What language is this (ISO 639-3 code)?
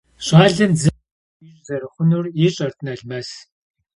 kbd